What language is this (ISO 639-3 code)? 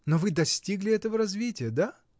rus